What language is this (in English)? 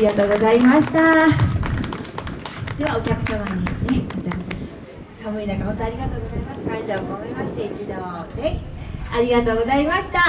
Japanese